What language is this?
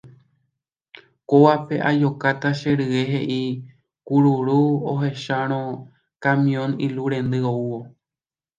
Guarani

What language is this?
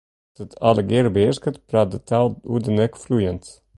Western Frisian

